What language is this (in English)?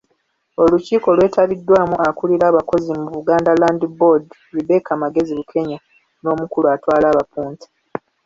Ganda